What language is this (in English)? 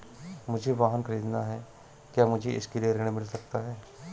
Hindi